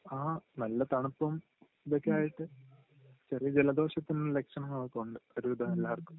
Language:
Malayalam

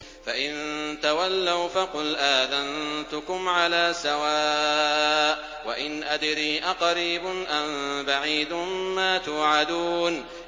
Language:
Arabic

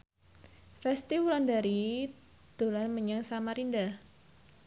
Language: Javanese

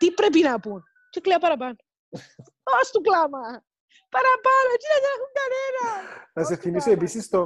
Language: Greek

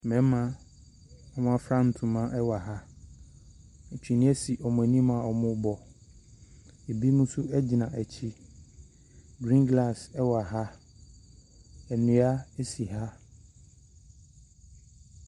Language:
Akan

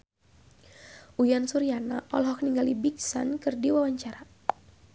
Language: Sundanese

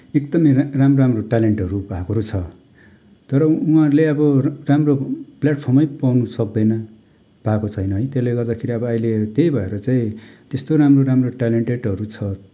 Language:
Nepali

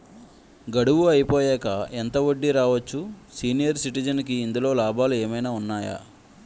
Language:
Telugu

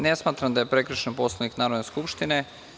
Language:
Serbian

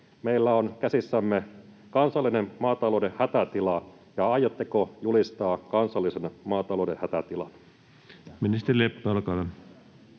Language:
Finnish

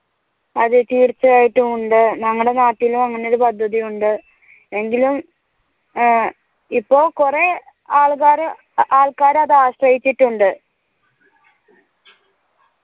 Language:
Malayalam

